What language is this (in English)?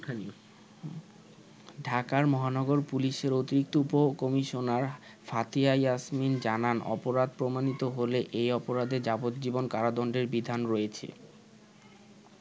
Bangla